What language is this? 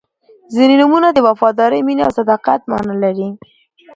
Pashto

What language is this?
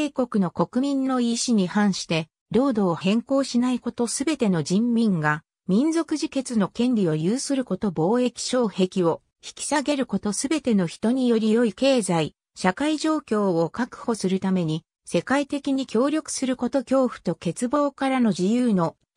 Japanese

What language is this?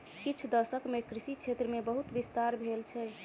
Maithili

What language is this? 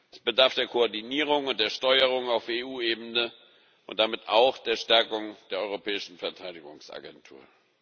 German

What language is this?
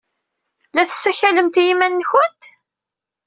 Kabyle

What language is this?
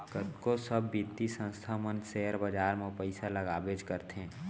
Chhattisgarhi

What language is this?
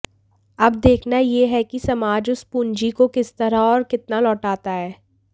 Hindi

